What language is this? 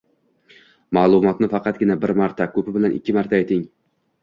Uzbek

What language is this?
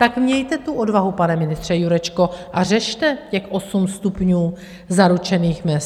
Czech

